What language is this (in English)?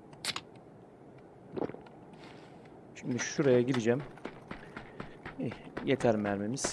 Turkish